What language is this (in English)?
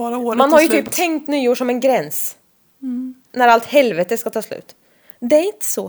Swedish